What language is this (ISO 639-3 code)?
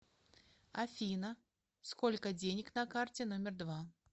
rus